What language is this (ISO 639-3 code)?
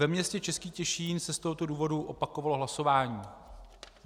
ces